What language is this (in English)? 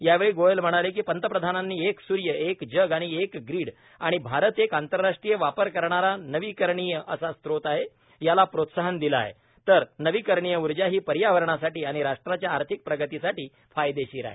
Marathi